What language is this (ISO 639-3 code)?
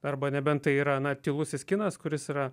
lit